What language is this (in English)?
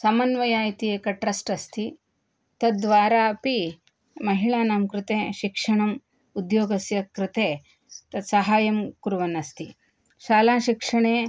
Sanskrit